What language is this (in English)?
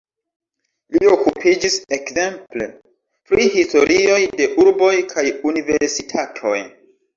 Esperanto